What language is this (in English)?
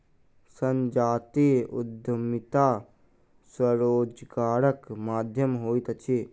Maithili